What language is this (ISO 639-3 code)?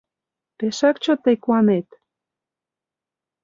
chm